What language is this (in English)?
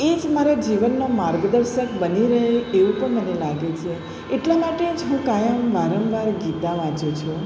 Gujarati